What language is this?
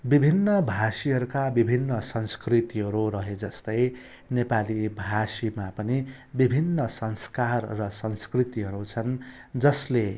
Nepali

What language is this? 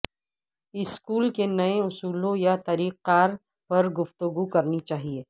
Urdu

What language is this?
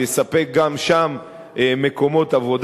Hebrew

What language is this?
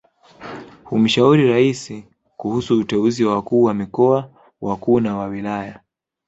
Swahili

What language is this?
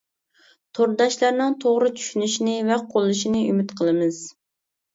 Uyghur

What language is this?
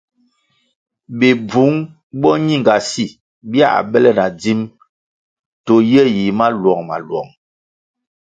Kwasio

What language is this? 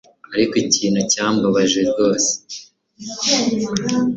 Kinyarwanda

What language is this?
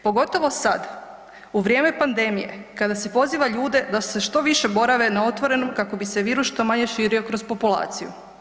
Croatian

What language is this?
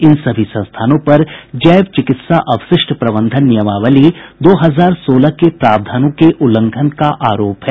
Hindi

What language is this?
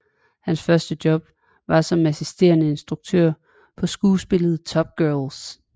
Danish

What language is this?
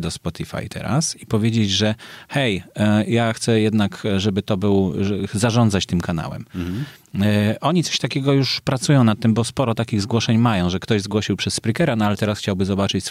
Polish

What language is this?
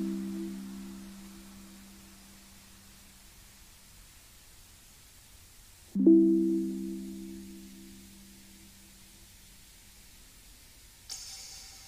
French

